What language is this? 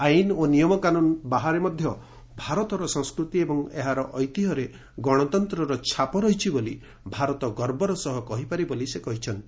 Odia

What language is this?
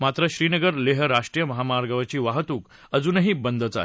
Marathi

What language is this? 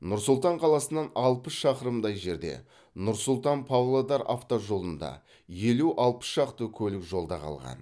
Kazakh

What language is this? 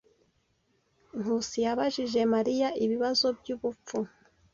Kinyarwanda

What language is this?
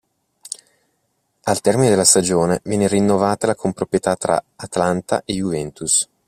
Italian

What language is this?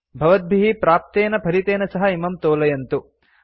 Sanskrit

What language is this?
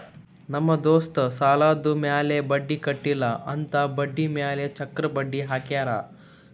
Kannada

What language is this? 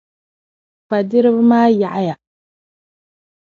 Dagbani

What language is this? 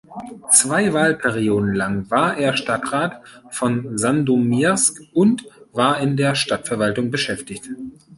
German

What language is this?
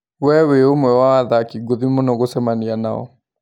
Kikuyu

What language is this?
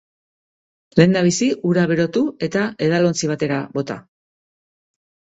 Basque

